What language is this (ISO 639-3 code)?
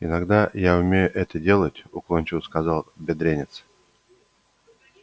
rus